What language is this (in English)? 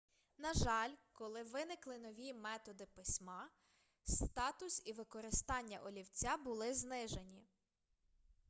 Ukrainian